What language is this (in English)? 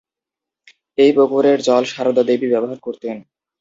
Bangla